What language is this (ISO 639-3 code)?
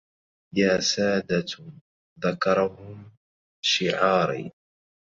ara